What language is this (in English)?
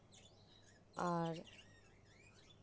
Santali